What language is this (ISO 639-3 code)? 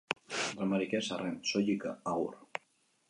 eus